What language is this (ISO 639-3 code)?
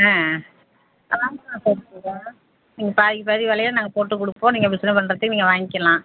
tam